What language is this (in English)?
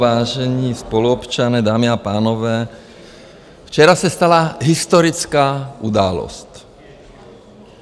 Czech